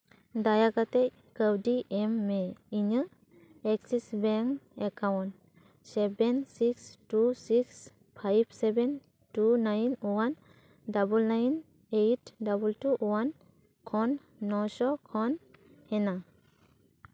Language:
Santali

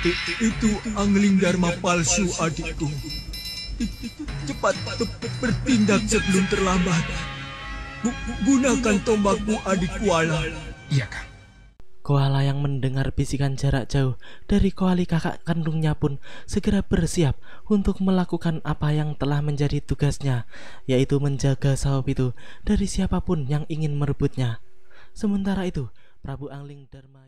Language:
Indonesian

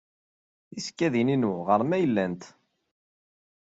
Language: Kabyle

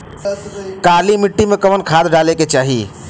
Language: Bhojpuri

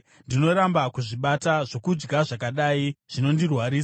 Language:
Shona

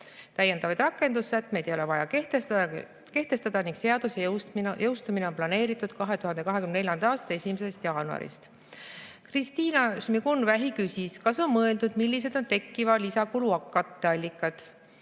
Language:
Estonian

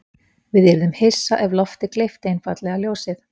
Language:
Icelandic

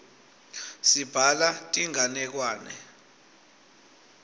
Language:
Swati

